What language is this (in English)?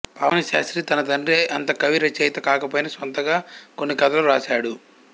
Telugu